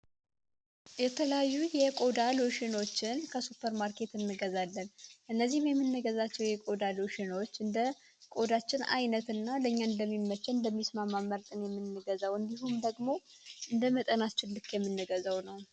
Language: Amharic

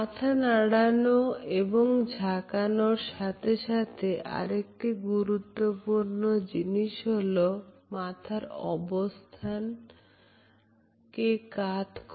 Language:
Bangla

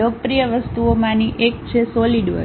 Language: Gujarati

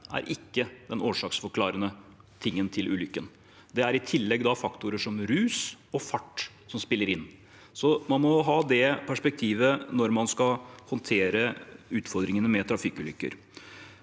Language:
Norwegian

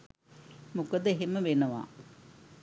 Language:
Sinhala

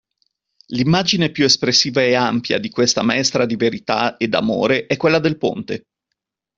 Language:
Italian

